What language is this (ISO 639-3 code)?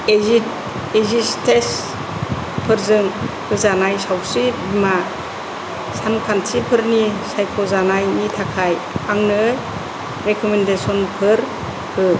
brx